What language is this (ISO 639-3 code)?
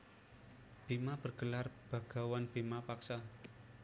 jav